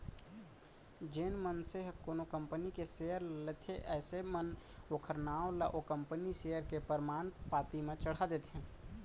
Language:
Chhattisgarhi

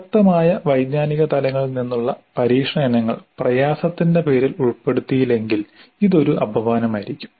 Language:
Malayalam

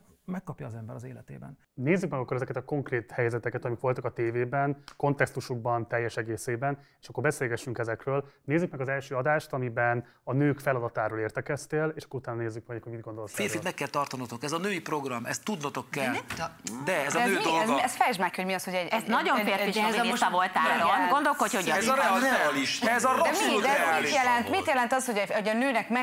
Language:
Hungarian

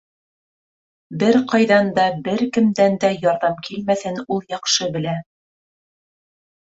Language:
Bashkir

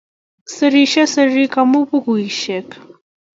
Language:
Kalenjin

